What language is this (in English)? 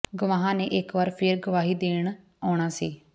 Punjabi